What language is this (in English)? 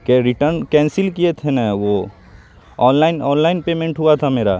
Urdu